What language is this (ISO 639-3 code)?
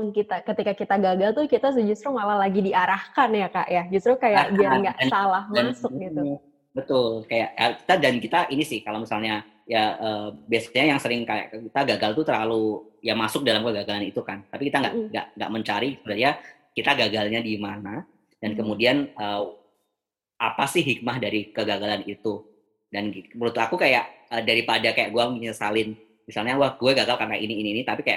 ind